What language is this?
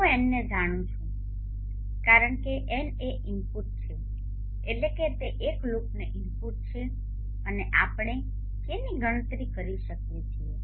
Gujarati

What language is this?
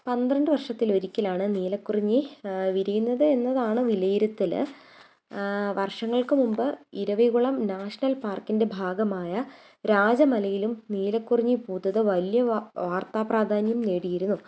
Malayalam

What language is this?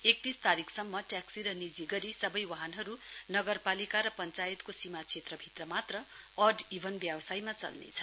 Nepali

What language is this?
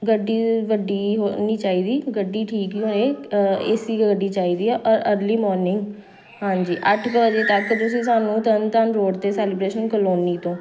Punjabi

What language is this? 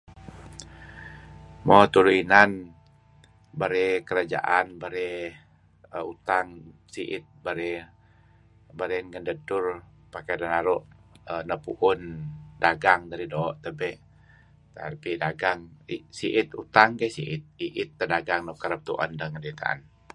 Kelabit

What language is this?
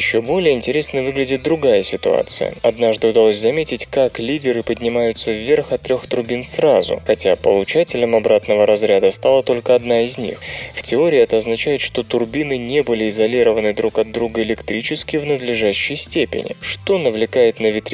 Russian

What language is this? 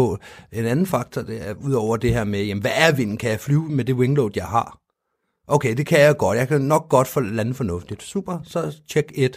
Danish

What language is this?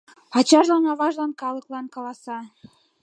Mari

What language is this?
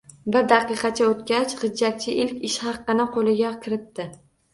Uzbek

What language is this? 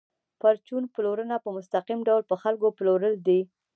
Pashto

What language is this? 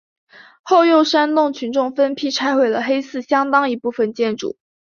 Chinese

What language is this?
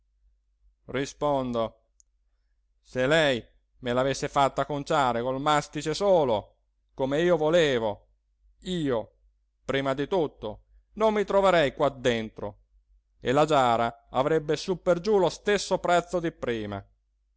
Italian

